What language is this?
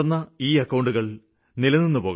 Malayalam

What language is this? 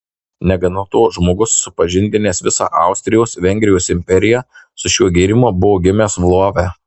Lithuanian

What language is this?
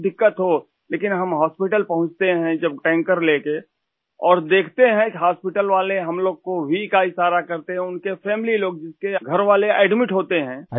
Urdu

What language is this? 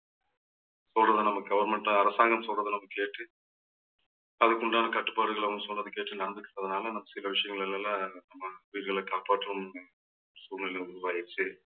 Tamil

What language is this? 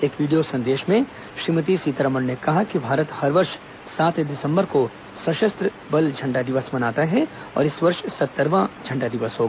Hindi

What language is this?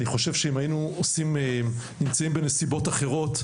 Hebrew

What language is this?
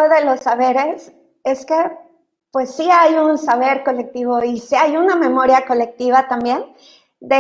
Spanish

